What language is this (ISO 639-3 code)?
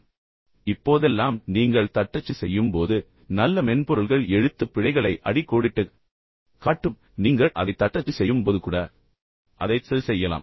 tam